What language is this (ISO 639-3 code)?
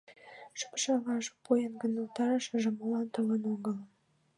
chm